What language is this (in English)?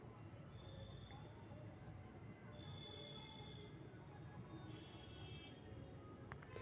Magahi